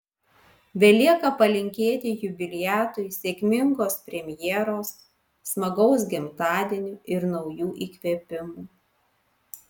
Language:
Lithuanian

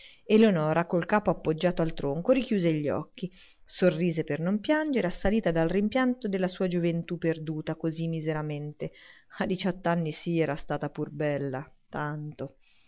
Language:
Italian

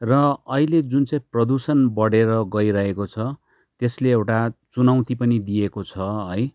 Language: Nepali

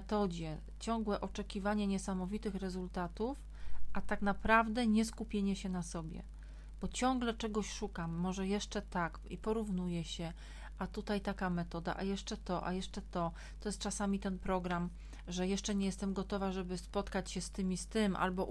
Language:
Polish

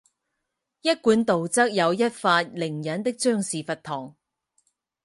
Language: Chinese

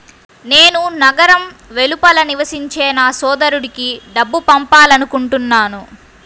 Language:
Telugu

